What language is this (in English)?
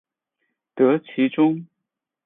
Chinese